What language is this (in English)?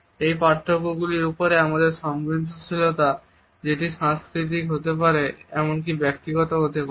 Bangla